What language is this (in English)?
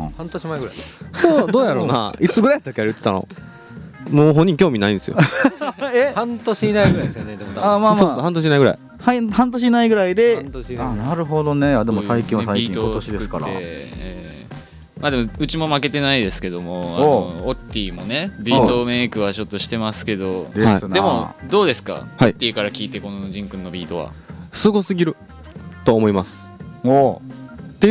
Japanese